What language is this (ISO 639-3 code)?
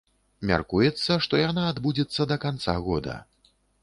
bel